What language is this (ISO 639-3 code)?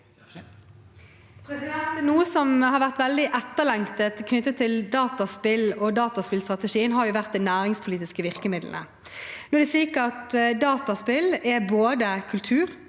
nor